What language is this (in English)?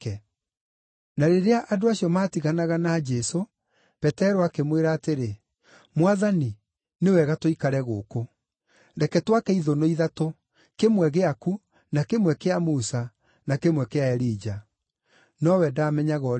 Kikuyu